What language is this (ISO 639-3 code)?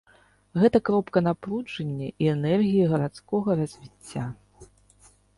bel